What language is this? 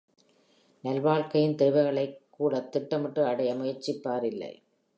Tamil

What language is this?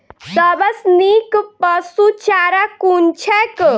Maithili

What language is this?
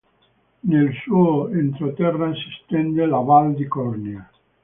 Italian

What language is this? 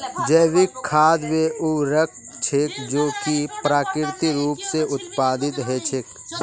Magahi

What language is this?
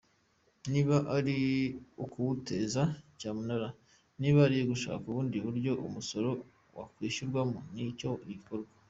Kinyarwanda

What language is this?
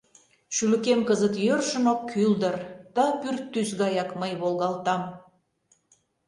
Mari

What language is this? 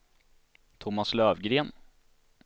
Swedish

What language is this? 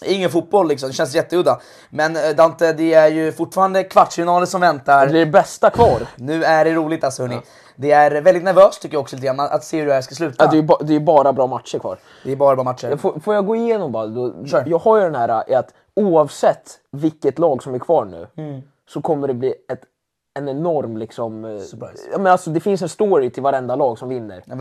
Swedish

